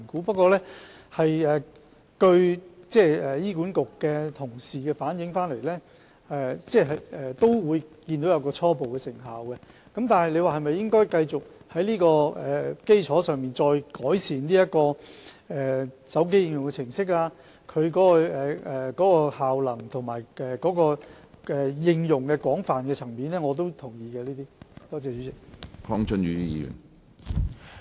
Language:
Cantonese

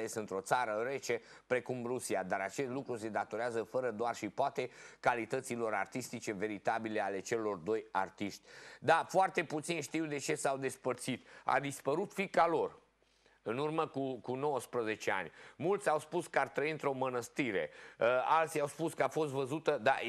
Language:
Romanian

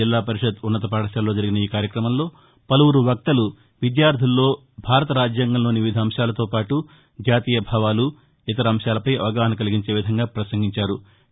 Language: Telugu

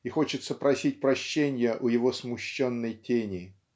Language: Russian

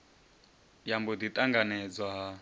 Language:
Venda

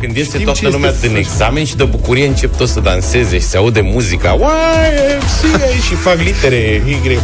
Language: Romanian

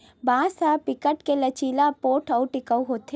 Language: Chhattisgarhi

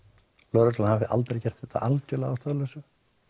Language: Icelandic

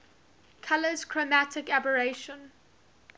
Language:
English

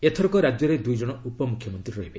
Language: Odia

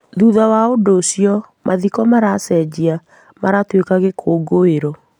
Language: Kikuyu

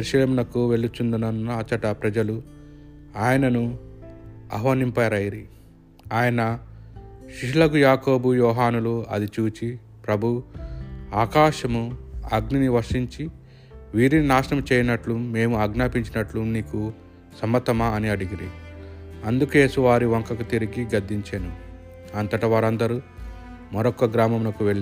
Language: Telugu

